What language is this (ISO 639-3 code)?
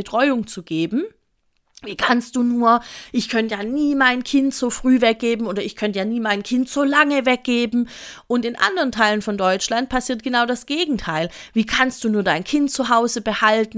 deu